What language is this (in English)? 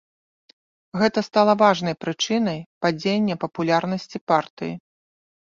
Belarusian